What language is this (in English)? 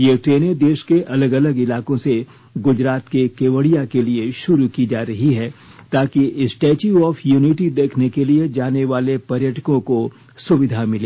Hindi